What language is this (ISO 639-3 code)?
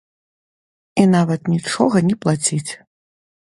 bel